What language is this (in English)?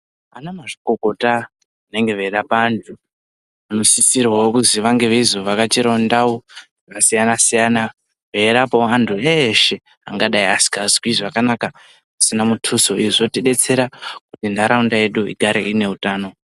Ndau